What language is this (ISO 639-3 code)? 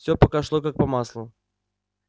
rus